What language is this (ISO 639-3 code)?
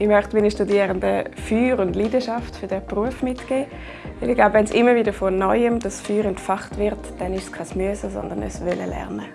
deu